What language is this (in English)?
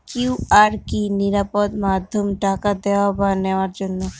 Bangla